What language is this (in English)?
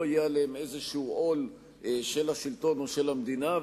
Hebrew